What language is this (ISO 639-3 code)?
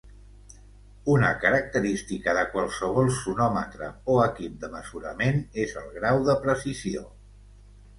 cat